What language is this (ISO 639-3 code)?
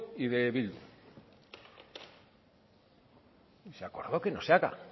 spa